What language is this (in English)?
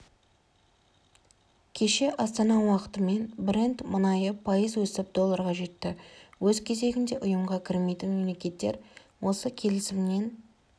Kazakh